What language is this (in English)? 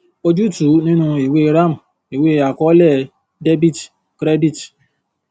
Yoruba